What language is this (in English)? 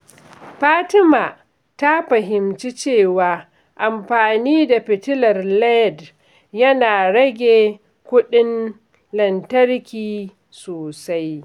Hausa